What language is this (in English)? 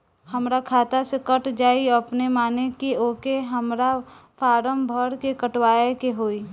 Bhojpuri